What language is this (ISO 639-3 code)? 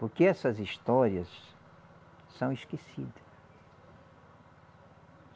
por